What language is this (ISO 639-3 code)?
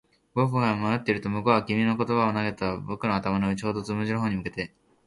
jpn